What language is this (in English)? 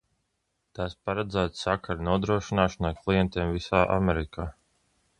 Latvian